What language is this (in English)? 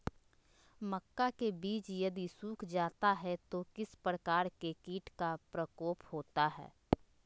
Magahi